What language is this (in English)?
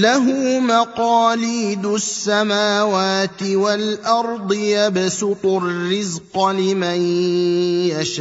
Arabic